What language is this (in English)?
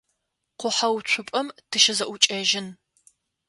Adyghe